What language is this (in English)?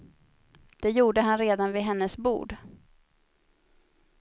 Swedish